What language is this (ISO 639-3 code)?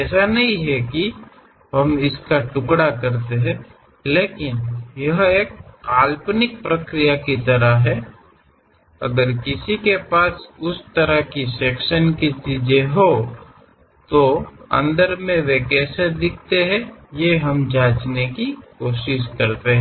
hin